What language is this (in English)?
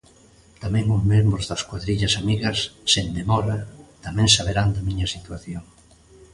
Galician